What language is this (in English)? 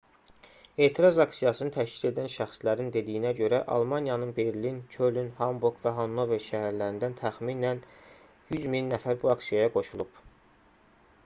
Azerbaijani